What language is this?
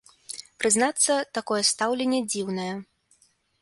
Belarusian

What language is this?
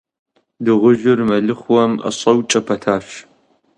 Kabardian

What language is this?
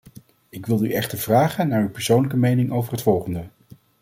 Dutch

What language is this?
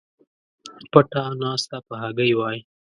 Pashto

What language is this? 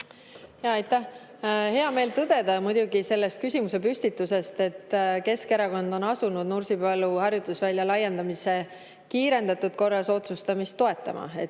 Estonian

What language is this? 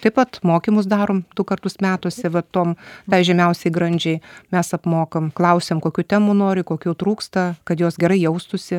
Lithuanian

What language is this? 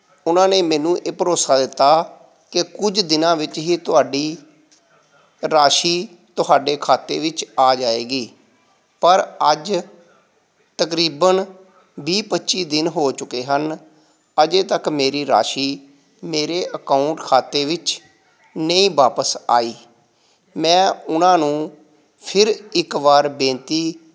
Punjabi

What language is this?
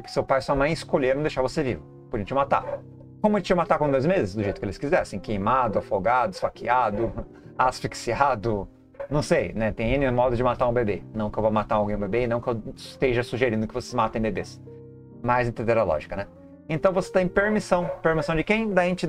Portuguese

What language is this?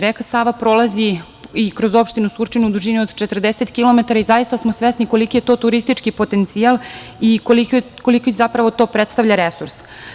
Serbian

